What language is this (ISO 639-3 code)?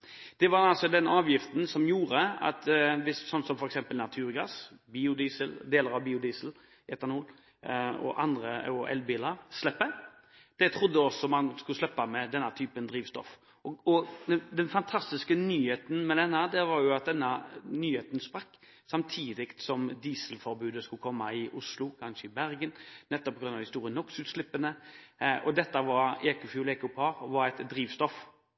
nob